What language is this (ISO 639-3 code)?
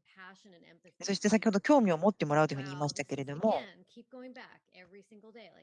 jpn